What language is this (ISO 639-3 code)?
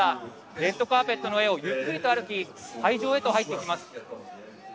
jpn